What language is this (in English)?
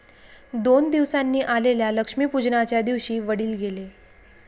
Marathi